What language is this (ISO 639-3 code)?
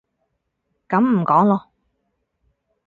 yue